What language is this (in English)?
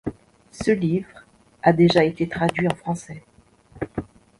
French